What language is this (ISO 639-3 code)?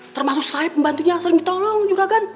ind